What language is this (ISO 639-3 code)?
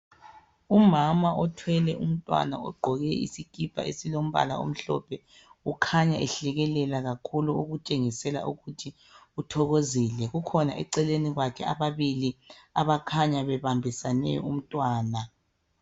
nde